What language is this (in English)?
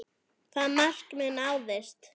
Icelandic